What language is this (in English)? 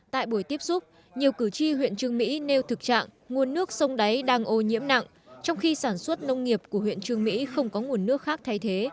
Vietnamese